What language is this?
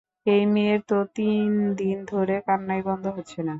Bangla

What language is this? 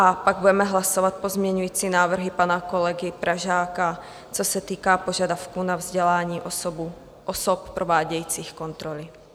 Czech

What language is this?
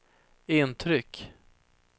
Swedish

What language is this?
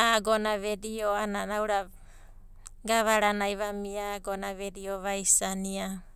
Abadi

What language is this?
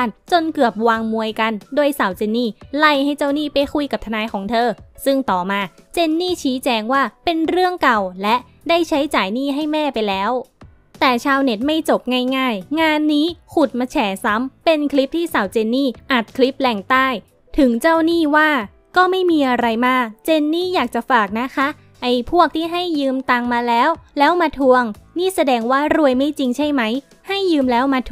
Thai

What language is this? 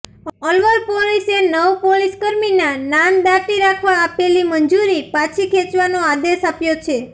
Gujarati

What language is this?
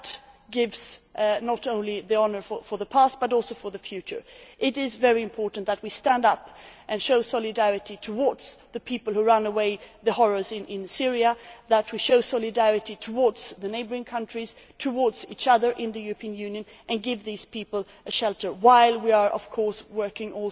English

